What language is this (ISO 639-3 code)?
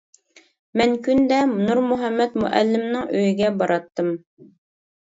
uig